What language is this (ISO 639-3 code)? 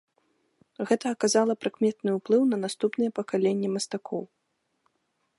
bel